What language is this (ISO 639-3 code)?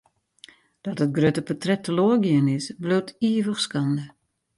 fry